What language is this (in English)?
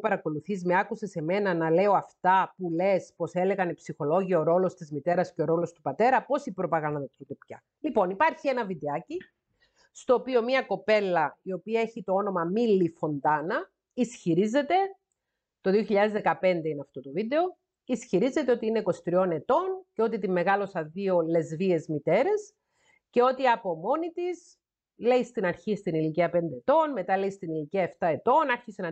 Greek